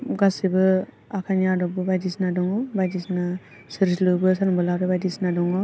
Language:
Bodo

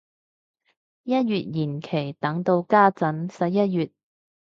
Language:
Cantonese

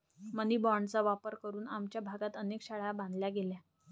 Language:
Marathi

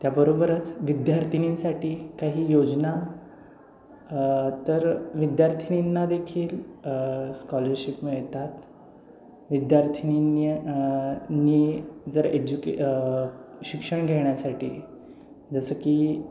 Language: Marathi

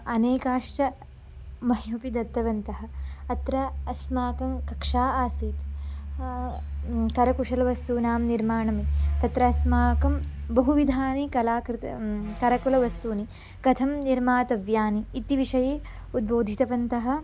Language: Sanskrit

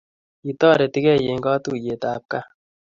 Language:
Kalenjin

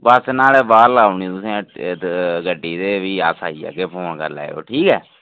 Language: Dogri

